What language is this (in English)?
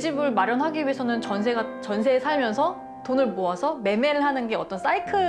Korean